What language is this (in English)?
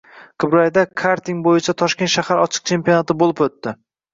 Uzbek